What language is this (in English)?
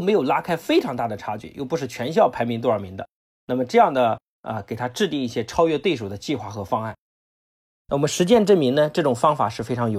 Chinese